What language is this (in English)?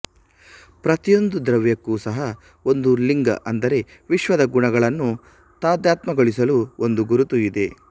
Kannada